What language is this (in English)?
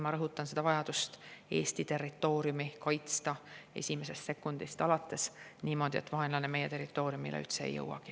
Estonian